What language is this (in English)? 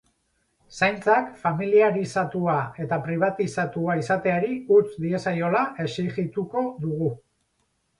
Basque